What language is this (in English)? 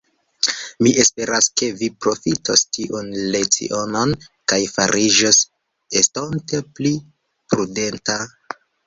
Esperanto